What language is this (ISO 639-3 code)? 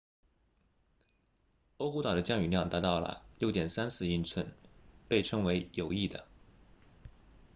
zho